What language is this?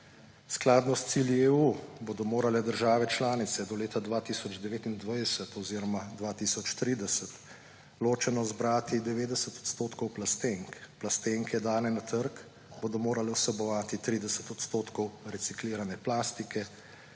Slovenian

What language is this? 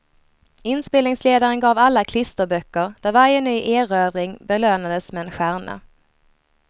Swedish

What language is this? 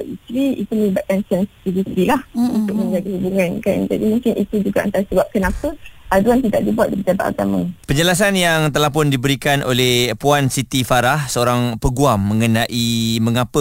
Malay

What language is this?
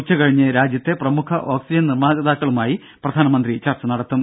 Malayalam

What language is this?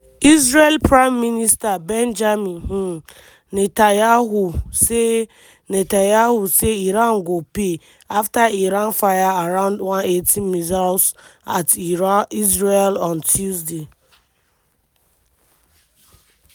Nigerian Pidgin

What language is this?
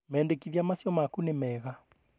Kikuyu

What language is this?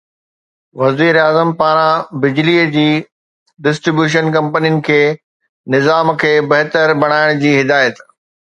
Sindhi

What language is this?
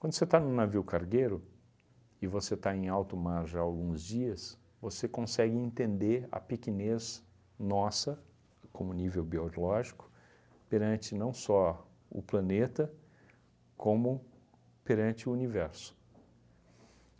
Portuguese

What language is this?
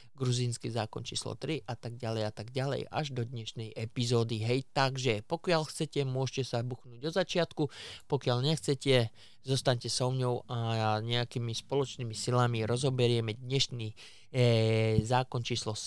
Slovak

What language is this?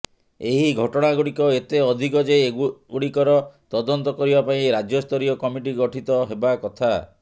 Odia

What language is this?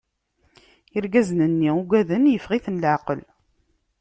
Kabyle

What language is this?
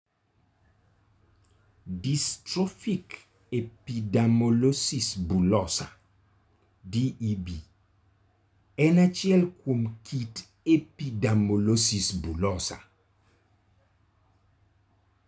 Luo (Kenya and Tanzania)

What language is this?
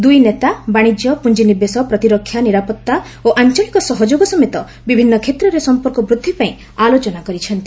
Odia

